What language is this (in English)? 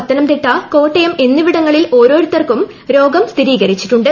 Malayalam